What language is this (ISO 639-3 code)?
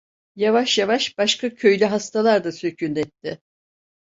tur